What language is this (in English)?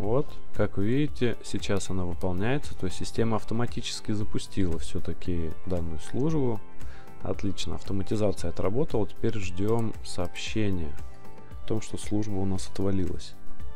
Russian